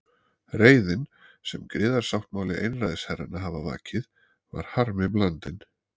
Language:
Icelandic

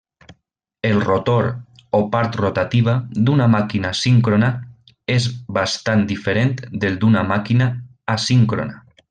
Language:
Catalan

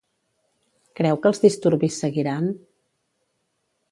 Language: Catalan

